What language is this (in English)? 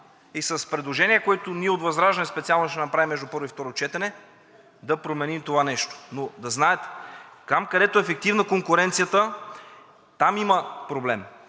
Bulgarian